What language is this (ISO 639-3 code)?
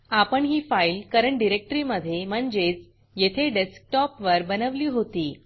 mar